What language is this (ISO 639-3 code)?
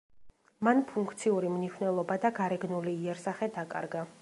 kat